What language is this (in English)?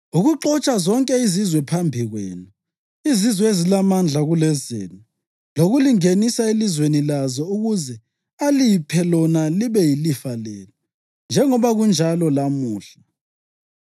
North Ndebele